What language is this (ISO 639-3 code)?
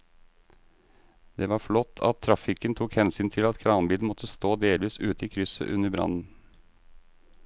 nor